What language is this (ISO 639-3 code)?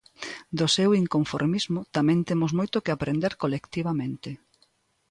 glg